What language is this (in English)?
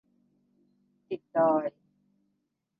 Thai